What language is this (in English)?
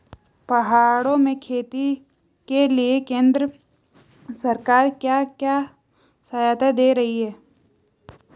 Hindi